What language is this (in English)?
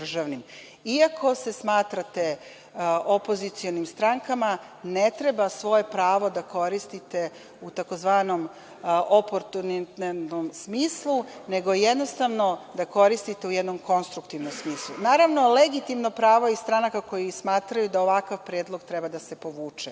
Serbian